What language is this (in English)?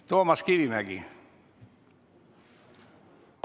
Estonian